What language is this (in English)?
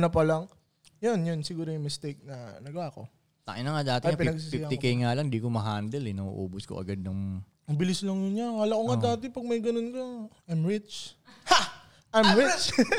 Filipino